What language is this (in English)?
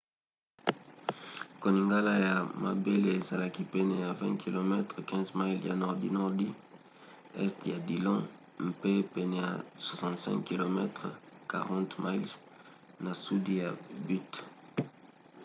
Lingala